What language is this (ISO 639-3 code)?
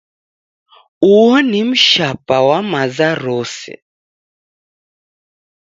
dav